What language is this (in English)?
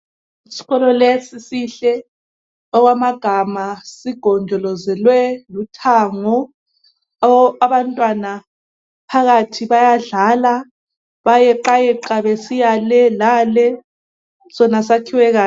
North Ndebele